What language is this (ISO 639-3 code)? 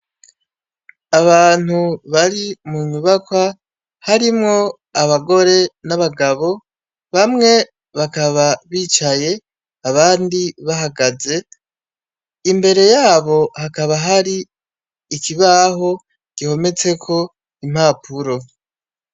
run